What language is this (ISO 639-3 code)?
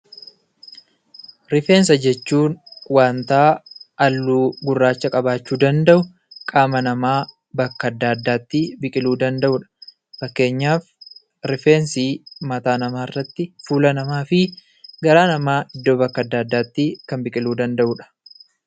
orm